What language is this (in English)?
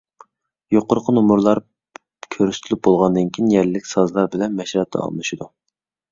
Uyghur